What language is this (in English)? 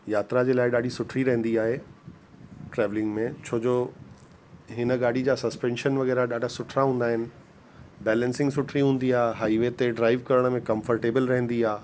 Sindhi